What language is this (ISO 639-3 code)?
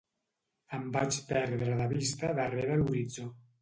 cat